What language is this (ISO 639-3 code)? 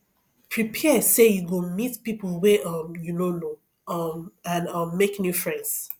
pcm